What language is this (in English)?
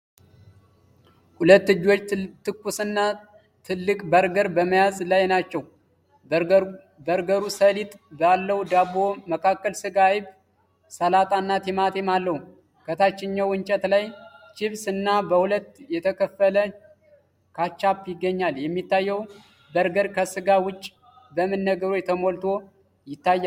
Amharic